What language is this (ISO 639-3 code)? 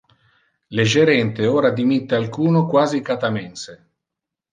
ina